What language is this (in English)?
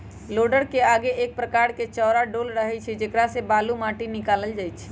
Magahi